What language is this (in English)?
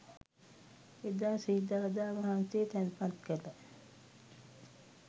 Sinhala